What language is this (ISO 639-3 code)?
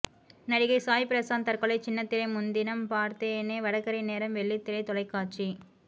tam